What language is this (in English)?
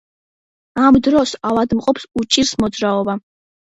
Georgian